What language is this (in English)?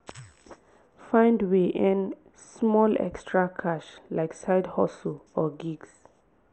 Nigerian Pidgin